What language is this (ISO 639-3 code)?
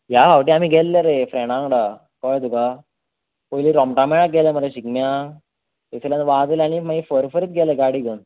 kok